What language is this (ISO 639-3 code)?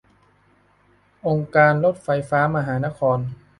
tha